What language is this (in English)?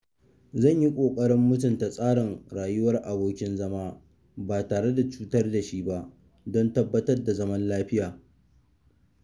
Hausa